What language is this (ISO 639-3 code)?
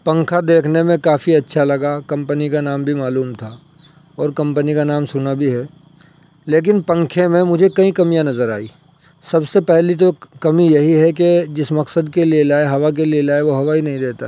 urd